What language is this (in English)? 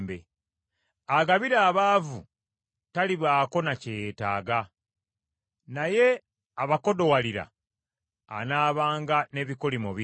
Ganda